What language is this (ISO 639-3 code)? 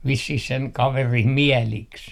fin